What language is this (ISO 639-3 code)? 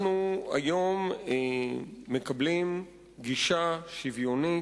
heb